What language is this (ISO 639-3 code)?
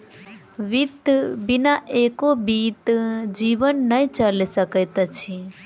mai